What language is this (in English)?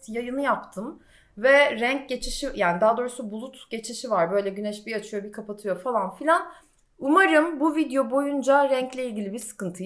Turkish